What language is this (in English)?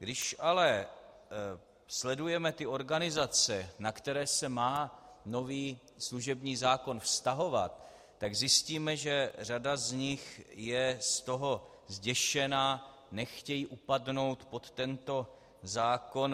Czech